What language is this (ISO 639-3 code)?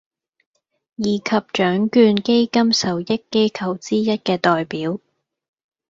yue